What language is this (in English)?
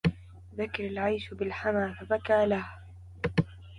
Arabic